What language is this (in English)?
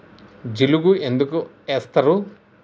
Telugu